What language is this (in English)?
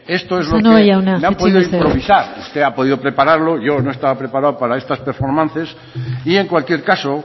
Spanish